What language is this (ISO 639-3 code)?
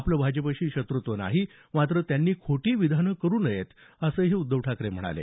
mar